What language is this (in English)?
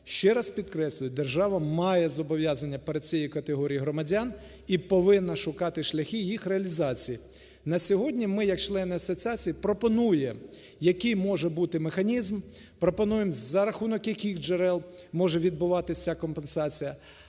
Ukrainian